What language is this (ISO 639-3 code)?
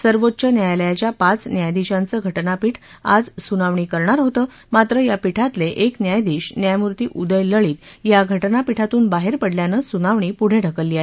mar